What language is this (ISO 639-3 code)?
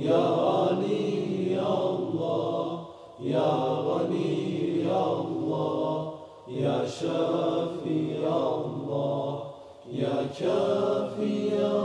tur